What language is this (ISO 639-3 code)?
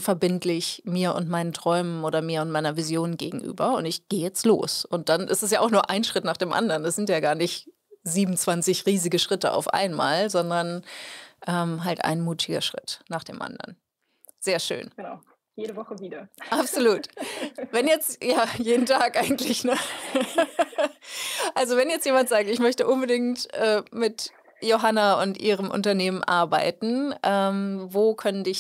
deu